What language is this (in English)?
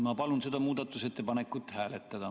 Estonian